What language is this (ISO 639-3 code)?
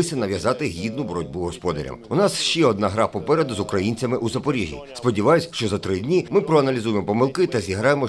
ukr